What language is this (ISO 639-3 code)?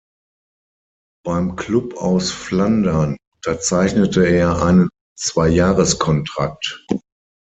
deu